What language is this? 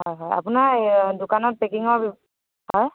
Assamese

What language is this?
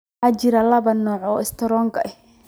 Somali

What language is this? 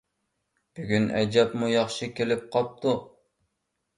Uyghur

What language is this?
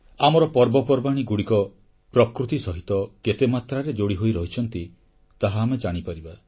Odia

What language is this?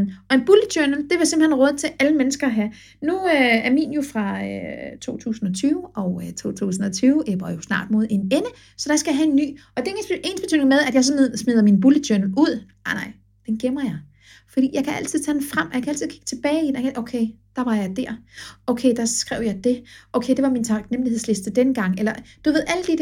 Danish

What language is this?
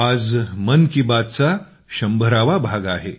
Marathi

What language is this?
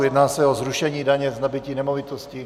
Czech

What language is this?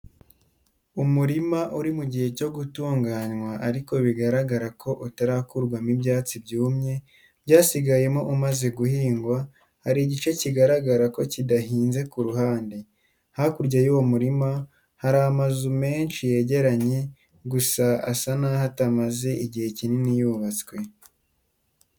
Kinyarwanda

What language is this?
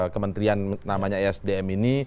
Indonesian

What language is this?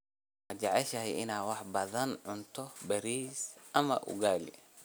Somali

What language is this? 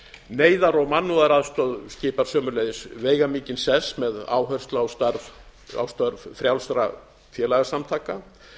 Icelandic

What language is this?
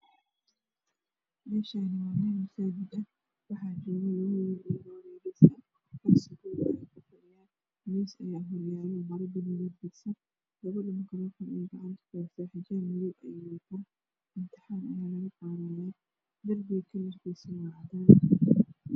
Somali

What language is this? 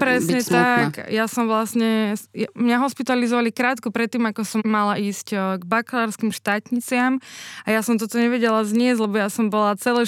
Slovak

